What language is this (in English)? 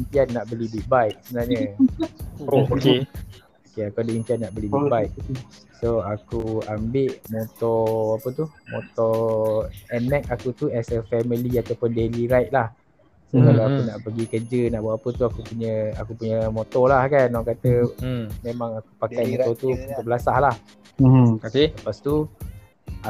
Malay